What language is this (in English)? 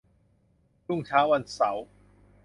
Thai